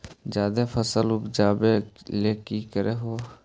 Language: Magahi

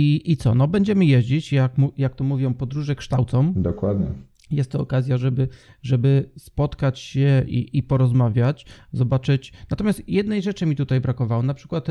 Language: Polish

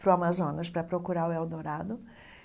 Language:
Portuguese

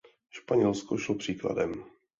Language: Czech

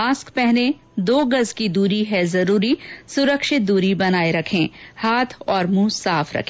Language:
Hindi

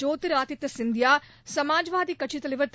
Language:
Tamil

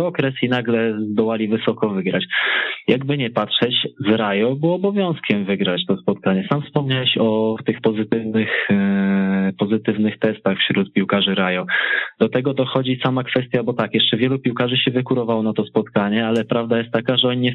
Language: Polish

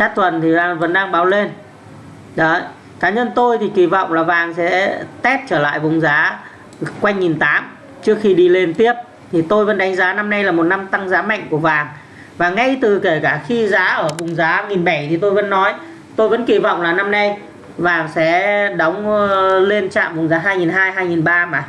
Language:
Vietnamese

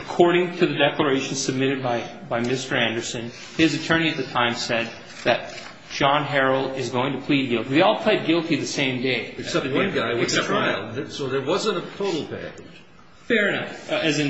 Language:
English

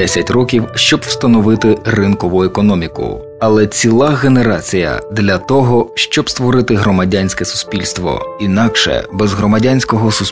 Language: Ukrainian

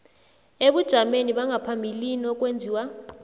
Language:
South Ndebele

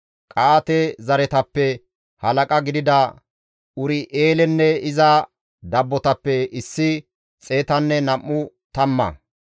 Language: Gamo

